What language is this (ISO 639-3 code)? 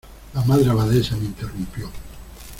spa